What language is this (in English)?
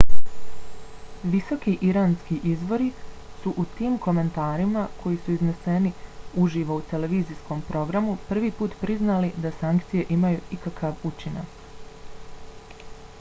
Bosnian